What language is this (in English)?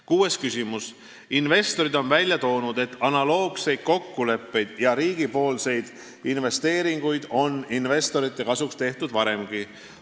Estonian